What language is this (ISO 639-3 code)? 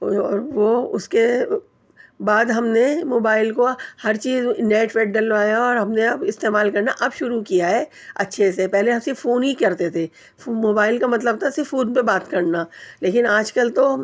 urd